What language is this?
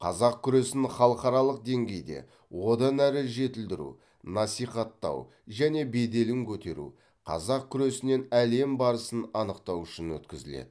Kazakh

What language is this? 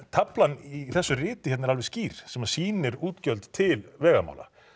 Icelandic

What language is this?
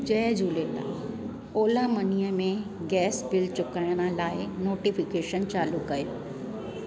Sindhi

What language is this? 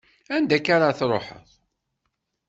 Kabyle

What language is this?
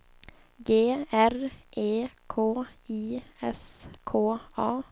Swedish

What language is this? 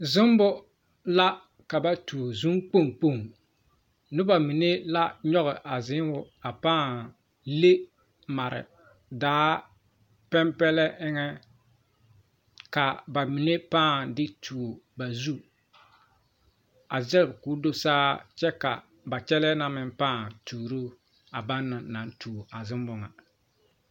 Southern Dagaare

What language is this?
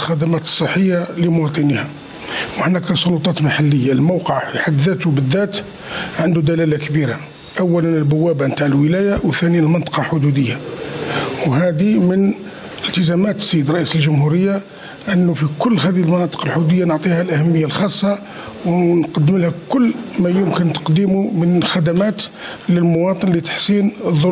Arabic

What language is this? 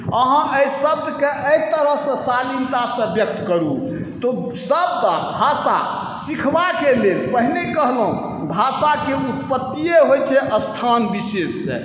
Maithili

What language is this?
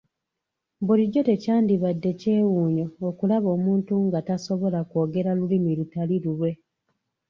Ganda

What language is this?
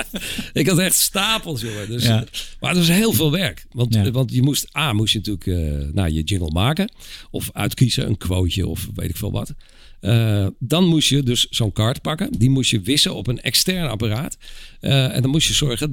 Dutch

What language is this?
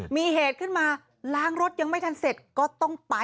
Thai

